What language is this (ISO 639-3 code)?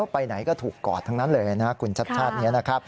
tha